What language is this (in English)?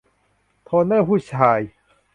Thai